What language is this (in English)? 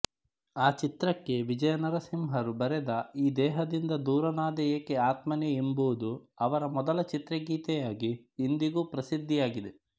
Kannada